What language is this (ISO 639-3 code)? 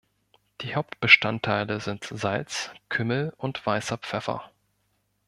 deu